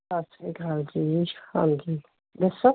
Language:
Punjabi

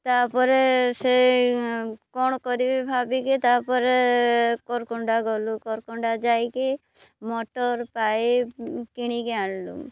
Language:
Odia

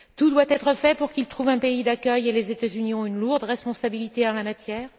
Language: French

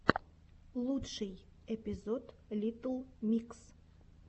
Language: Russian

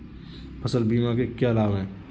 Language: Hindi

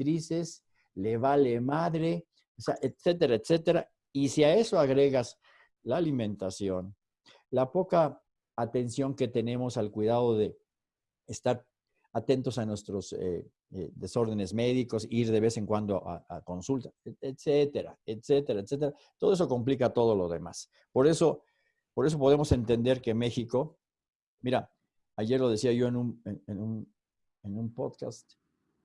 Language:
Spanish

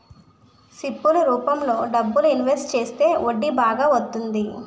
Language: Telugu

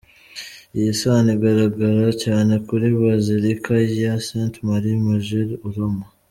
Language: Kinyarwanda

